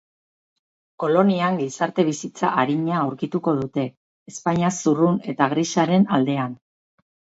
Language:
Basque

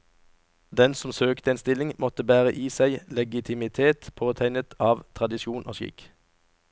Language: Norwegian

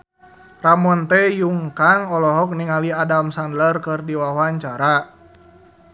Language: Sundanese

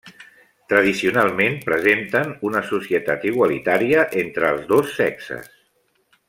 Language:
Catalan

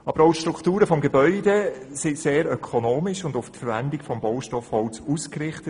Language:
Swiss German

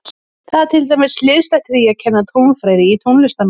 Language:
Icelandic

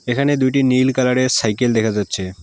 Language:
Bangla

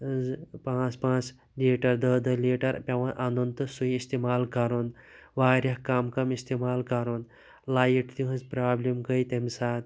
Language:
Kashmiri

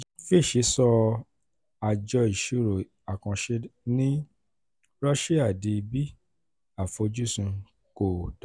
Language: Yoruba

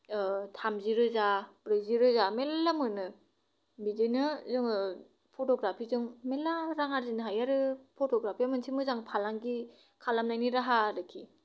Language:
Bodo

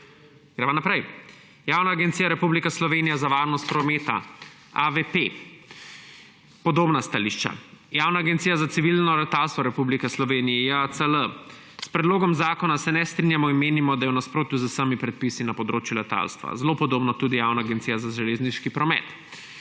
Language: Slovenian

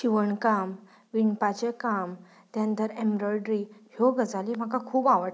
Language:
Konkani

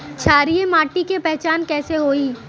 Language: Bhojpuri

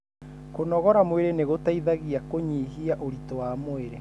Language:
Kikuyu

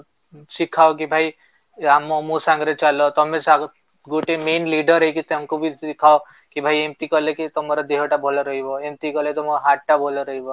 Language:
Odia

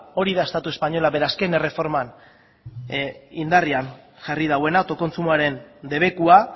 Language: Basque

